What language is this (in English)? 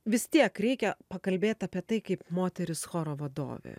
Lithuanian